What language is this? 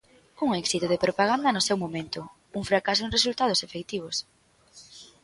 Galician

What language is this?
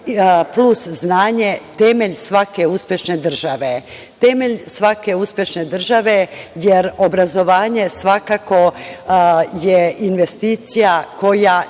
Serbian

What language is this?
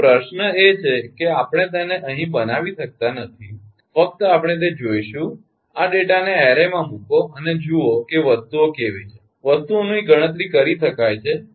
Gujarati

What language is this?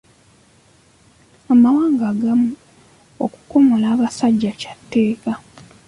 Ganda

